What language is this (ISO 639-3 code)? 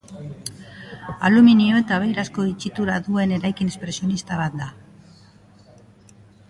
eus